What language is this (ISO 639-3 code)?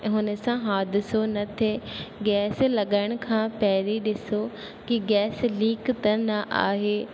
snd